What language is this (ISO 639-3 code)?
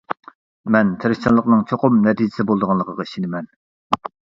uig